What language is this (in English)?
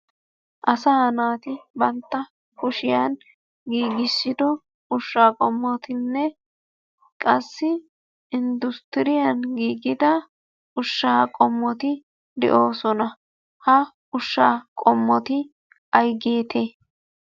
Wolaytta